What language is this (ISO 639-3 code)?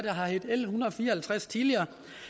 dan